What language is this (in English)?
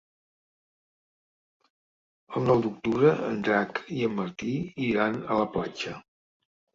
Catalan